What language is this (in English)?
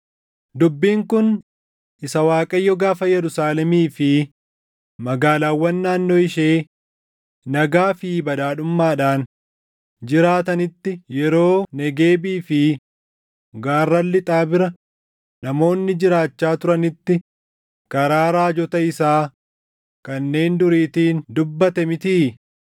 Oromo